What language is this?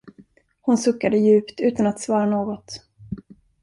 Swedish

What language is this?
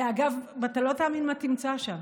Hebrew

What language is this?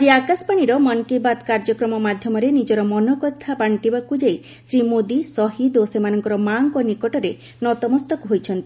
Odia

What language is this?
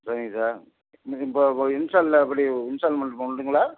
Tamil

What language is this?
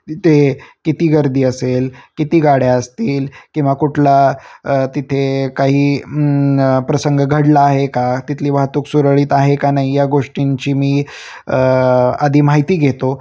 Marathi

